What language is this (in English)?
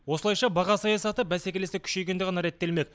Kazakh